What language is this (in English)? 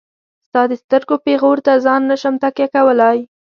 Pashto